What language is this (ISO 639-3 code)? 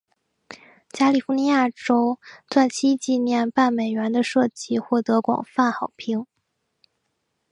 zho